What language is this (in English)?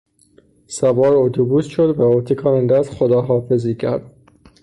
Persian